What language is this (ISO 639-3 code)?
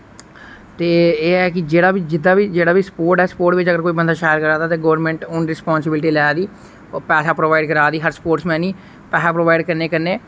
doi